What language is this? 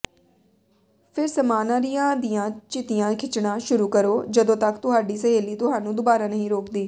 Punjabi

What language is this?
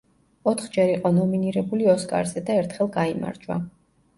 Georgian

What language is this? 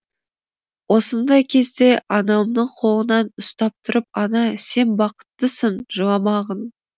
Kazakh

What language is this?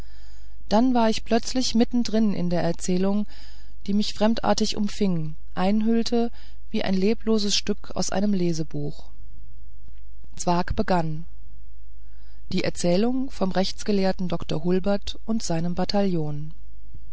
German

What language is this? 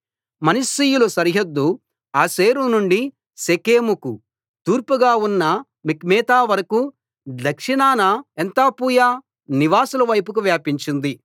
Telugu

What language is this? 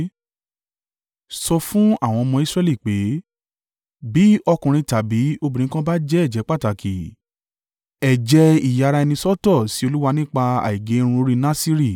Yoruba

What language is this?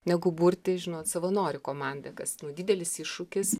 Lithuanian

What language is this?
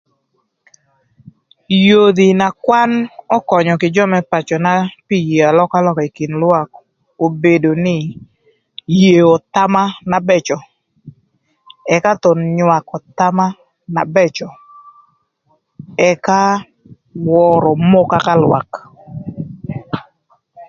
Thur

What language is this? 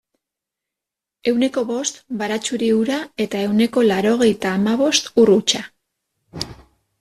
Basque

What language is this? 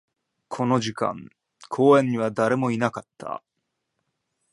Japanese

